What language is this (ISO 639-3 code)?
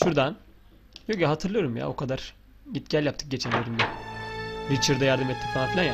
tur